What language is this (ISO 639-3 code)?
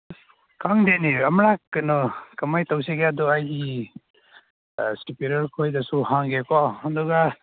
mni